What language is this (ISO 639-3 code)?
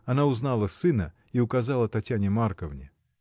rus